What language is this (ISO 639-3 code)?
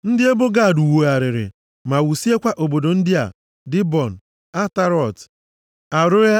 ibo